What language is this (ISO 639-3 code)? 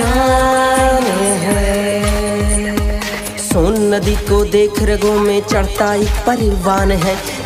hin